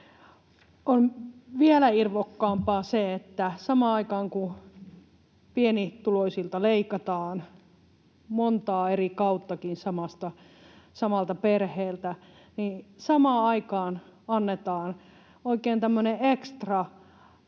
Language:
Finnish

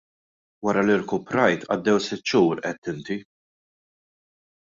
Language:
Maltese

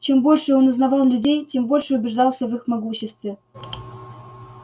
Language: Russian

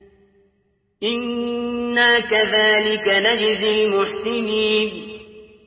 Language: Arabic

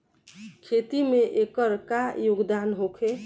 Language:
Bhojpuri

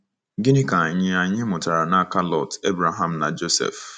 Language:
Igbo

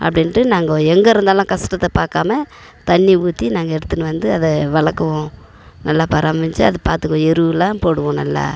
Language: Tamil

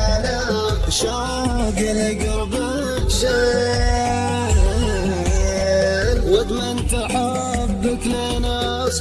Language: Arabic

